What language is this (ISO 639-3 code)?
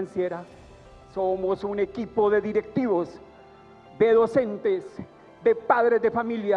spa